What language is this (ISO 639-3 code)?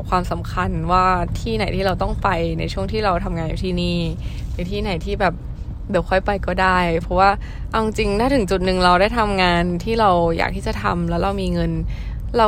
tha